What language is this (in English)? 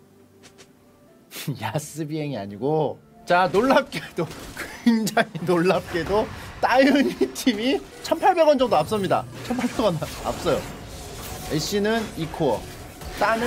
Korean